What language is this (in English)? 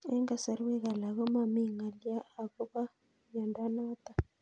Kalenjin